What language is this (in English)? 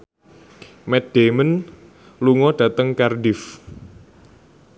Javanese